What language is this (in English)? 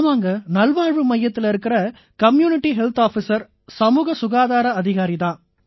Tamil